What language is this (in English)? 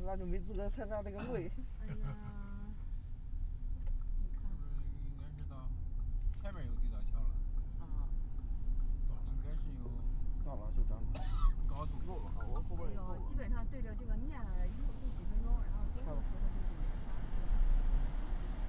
Chinese